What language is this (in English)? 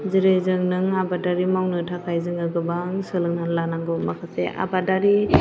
Bodo